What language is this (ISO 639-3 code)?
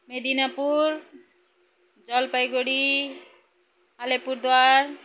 nep